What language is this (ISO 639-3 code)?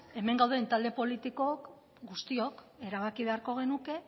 eus